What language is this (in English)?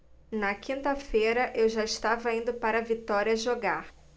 Portuguese